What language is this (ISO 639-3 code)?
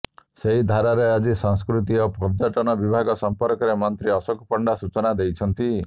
ori